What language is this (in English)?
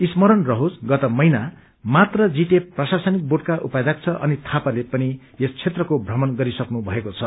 Nepali